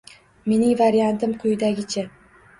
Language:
Uzbek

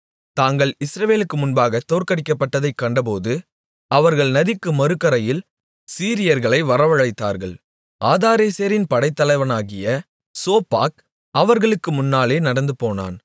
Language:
Tamil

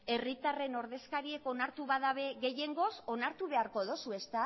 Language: Basque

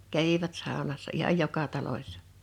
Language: Finnish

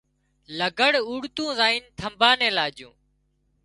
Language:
Wadiyara Koli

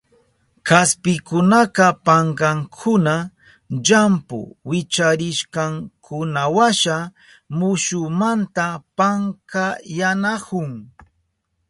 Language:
Southern Pastaza Quechua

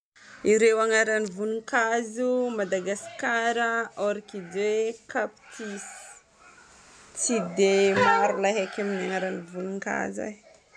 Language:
Northern Betsimisaraka Malagasy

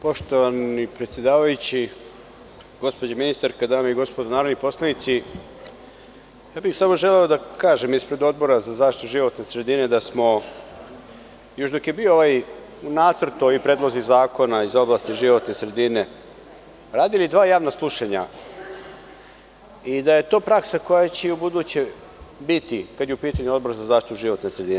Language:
Serbian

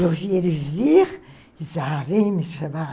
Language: Portuguese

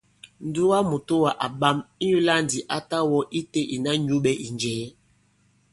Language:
Bankon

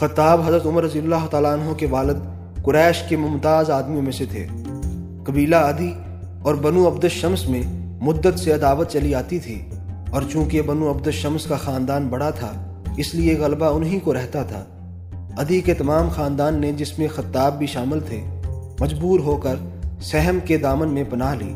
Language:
Urdu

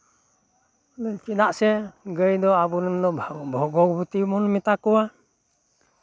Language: Santali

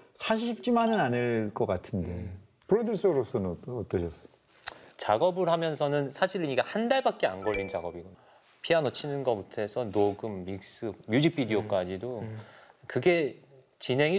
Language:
Korean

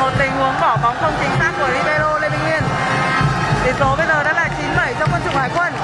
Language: Vietnamese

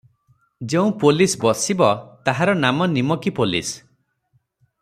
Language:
Odia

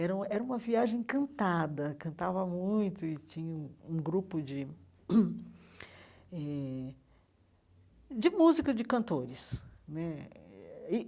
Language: Portuguese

